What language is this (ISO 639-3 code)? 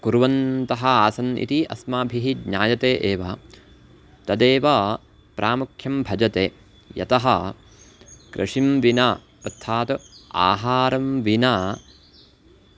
san